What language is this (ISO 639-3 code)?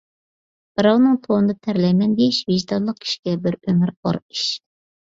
uig